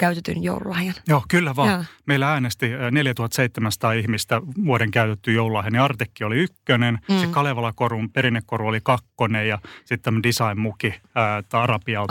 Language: Finnish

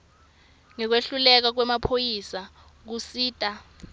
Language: Swati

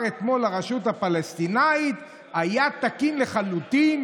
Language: Hebrew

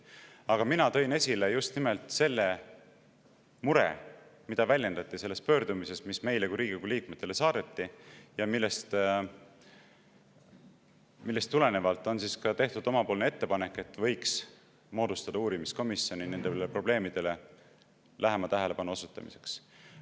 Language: Estonian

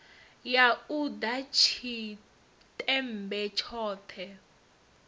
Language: Venda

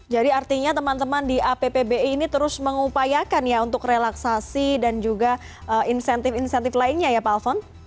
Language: Indonesian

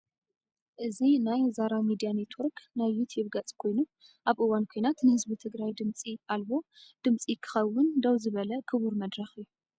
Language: Tigrinya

